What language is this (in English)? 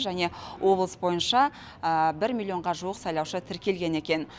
Kazakh